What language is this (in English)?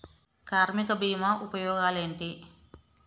Telugu